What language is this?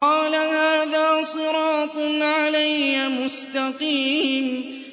Arabic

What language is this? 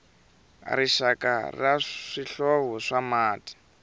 Tsonga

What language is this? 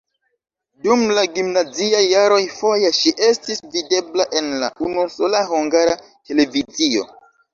Esperanto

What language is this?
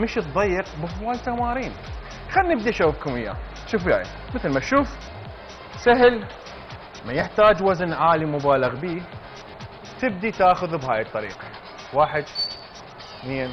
Arabic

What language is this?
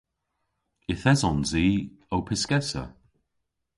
Cornish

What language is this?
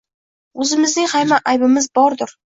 Uzbek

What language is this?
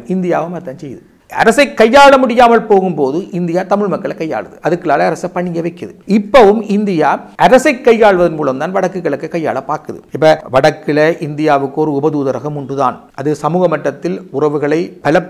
Polish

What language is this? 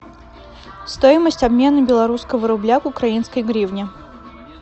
Russian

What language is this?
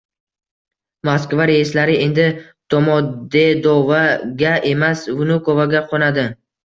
Uzbek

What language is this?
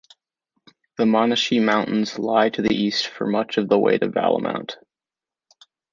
English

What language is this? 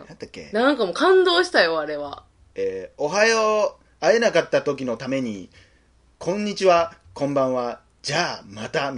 Japanese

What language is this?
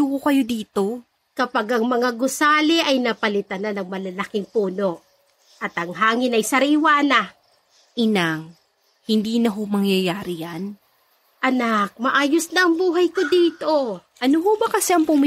Filipino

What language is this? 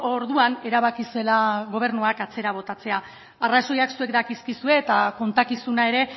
Basque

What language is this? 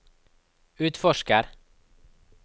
Norwegian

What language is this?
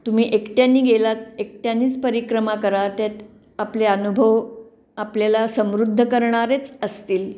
Marathi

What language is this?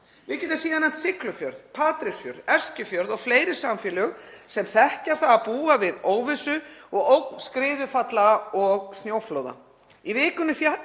Icelandic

